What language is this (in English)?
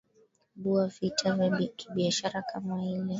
Swahili